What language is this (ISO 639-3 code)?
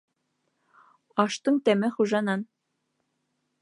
bak